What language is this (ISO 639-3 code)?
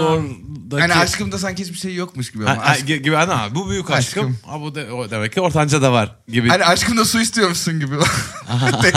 tur